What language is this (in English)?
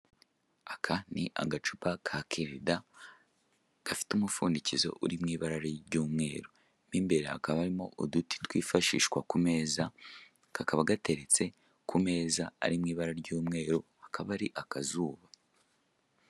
Kinyarwanda